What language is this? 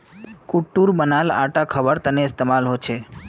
Magahi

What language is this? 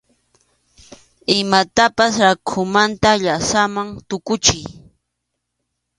Arequipa-La Unión Quechua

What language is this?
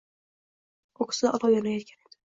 Uzbek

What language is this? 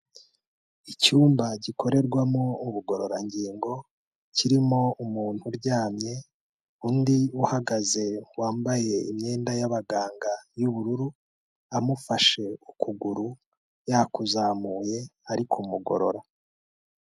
Kinyarwanda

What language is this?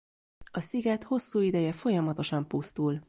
Hungarian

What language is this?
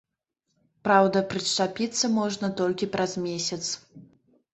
Belarusian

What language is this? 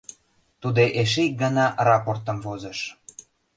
Mari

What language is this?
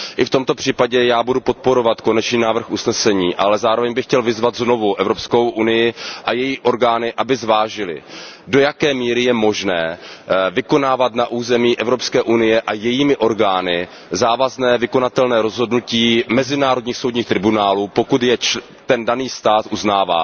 Czech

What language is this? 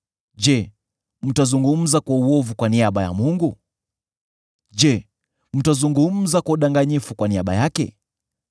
Swahili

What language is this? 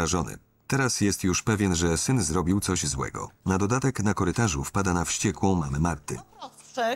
Polish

